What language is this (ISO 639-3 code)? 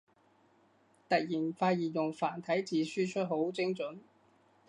yue